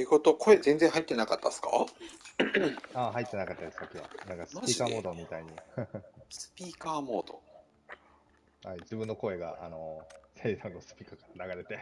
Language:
Japanese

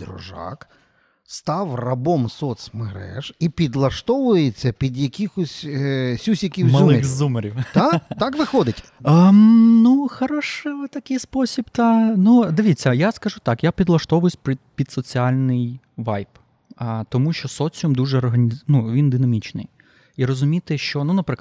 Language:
Ukrainian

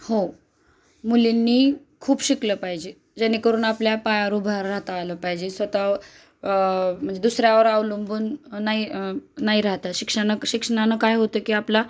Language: Marathi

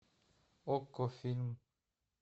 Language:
Russian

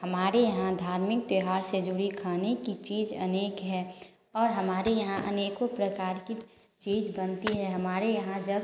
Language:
Hindi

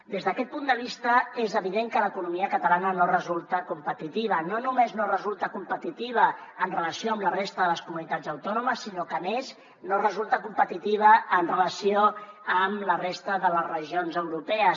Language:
Catalan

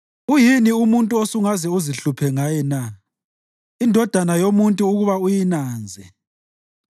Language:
North Ndebele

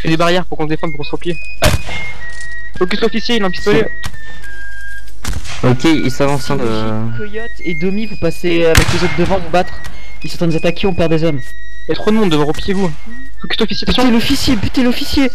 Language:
French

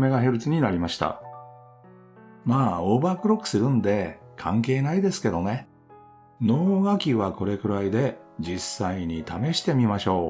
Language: Japanese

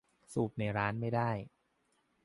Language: Thai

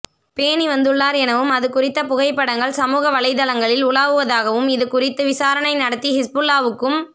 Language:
Tamil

